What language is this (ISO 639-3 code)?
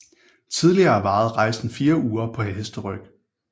dan